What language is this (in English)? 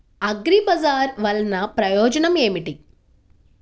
Telugu